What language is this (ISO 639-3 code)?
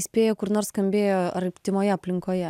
lit